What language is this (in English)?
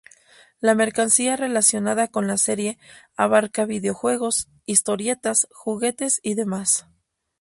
Spanish